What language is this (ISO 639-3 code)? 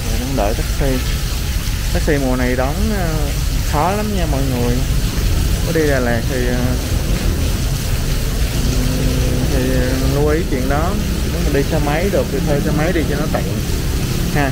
vie